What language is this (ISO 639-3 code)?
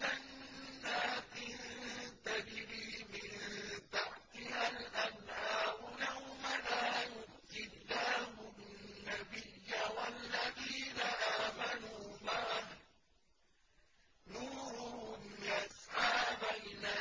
ara